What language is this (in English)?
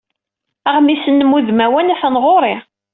Kabyle